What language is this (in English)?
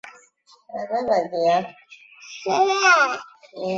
Chinese